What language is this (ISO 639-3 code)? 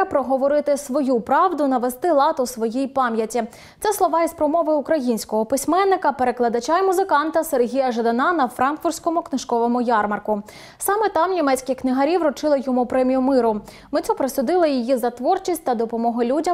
ukr